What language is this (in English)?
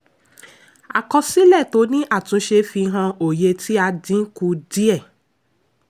Yoruba